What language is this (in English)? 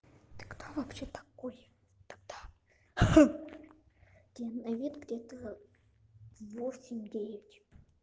Russian